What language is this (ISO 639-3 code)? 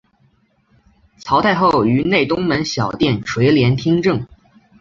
zho